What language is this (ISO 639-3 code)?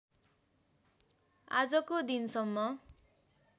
nep